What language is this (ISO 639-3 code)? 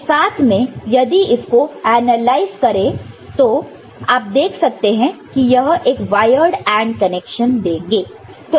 hin